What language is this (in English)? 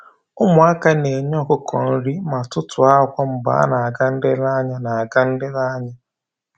Igbo